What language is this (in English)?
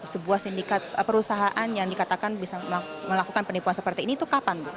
Indonesian